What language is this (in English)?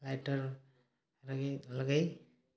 Odia